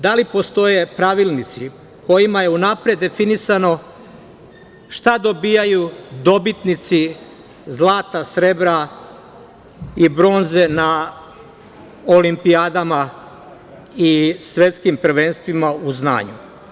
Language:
Serbian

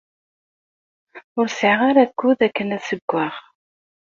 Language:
Kabyle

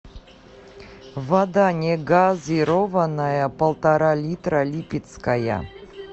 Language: Russian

